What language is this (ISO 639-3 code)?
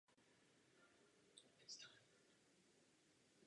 ces